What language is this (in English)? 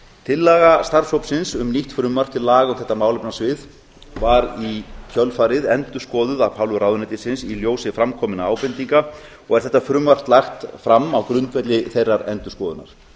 Icelandic